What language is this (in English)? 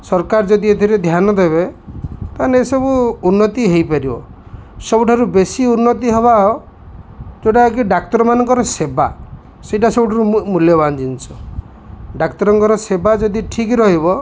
Odia